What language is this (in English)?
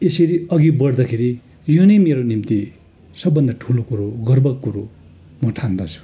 Nepali